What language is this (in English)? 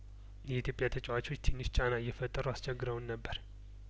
Amharic